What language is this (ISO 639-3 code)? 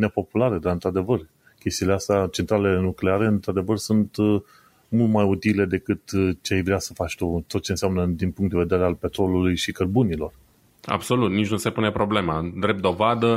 ron